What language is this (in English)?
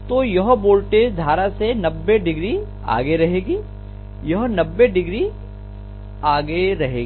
Hindi